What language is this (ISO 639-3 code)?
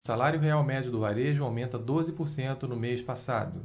por